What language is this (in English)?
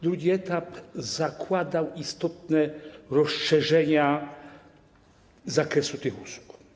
Polish